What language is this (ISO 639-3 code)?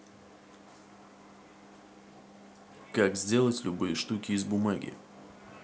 rus